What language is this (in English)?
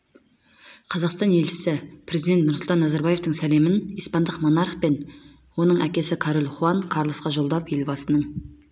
Kazakh